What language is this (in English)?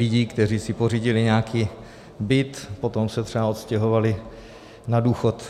Czech